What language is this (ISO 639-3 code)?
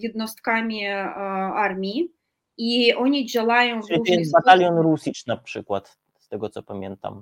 pol